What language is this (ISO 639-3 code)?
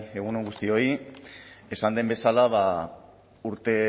eus